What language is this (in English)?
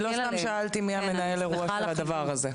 Hebrew